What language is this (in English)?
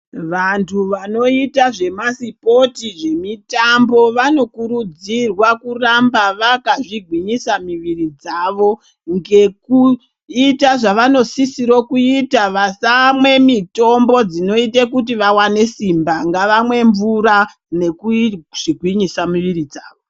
Ndau